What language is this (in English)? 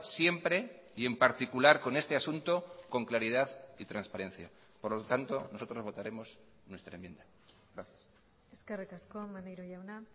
Spanish